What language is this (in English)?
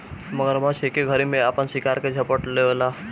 Bhojpuri